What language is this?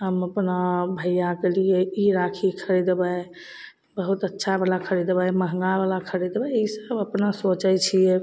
Maithili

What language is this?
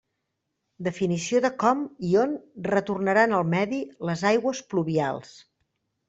Catalan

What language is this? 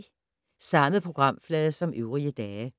Danish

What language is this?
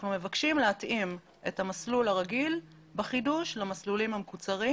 Hebrew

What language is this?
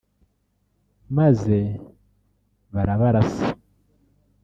Kinyarwanda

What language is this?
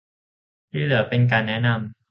Thai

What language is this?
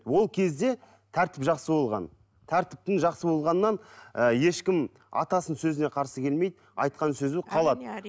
Kazakh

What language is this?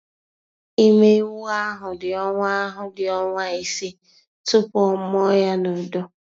Igbo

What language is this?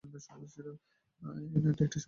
Bangla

